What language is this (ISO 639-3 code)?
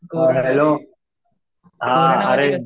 mar